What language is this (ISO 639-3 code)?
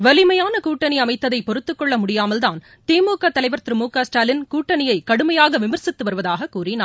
tam